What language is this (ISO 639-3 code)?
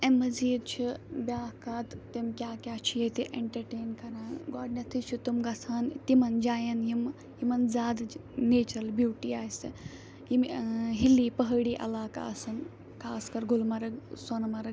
kas